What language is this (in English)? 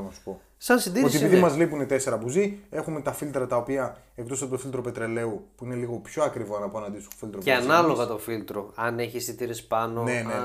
Greek